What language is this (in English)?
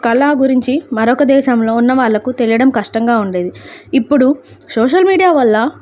Telugu